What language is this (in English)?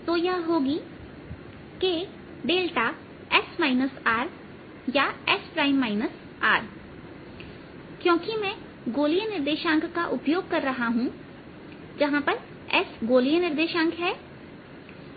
Hindi